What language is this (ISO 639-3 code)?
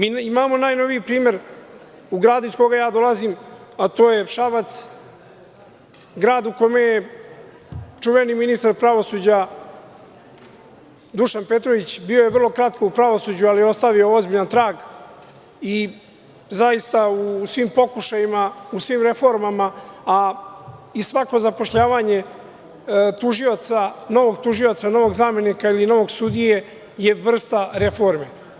srp